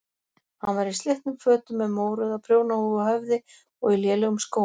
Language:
Icelandic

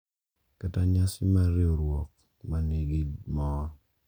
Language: Luo (Kenya and Tanzania)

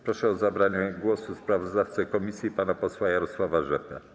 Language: Polish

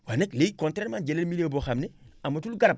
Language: Wolof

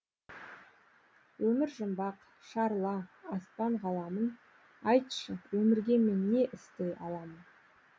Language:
Kazakh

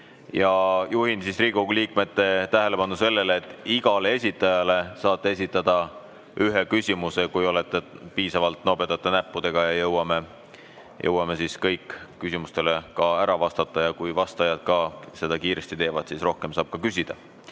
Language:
Estonian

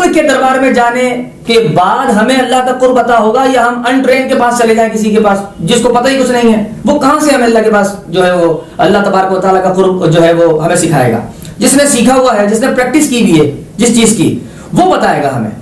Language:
Urdu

